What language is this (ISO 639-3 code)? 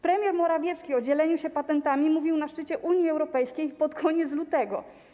pol